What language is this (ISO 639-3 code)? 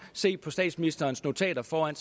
dan